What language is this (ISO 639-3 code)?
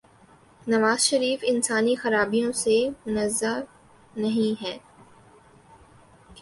urd